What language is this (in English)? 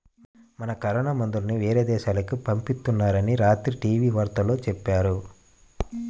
Telugu